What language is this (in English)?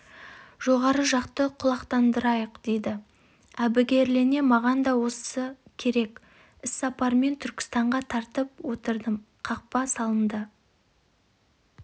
Kazakh